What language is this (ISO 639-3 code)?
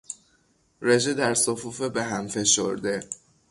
fas